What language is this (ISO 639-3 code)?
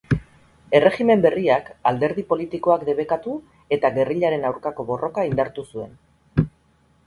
eus